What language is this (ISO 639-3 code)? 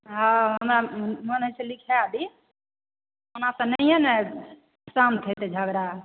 mai